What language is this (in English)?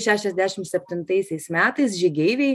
Lithuanian